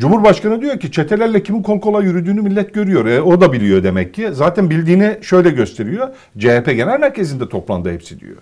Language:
Turkish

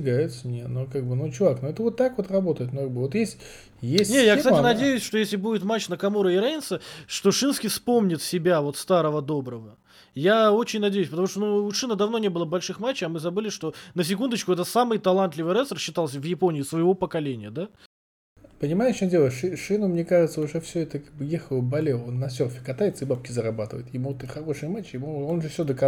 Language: Russian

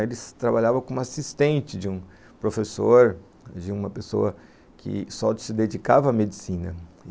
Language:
Portuguese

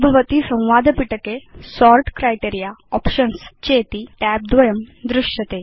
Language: Sanskrit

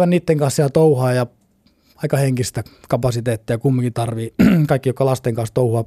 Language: Finnish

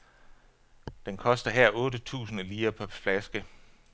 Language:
Danish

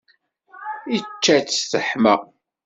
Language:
Kabyle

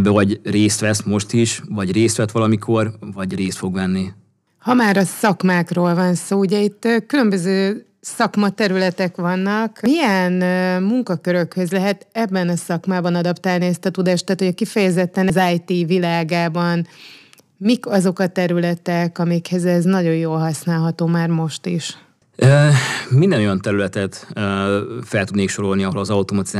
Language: Hungarian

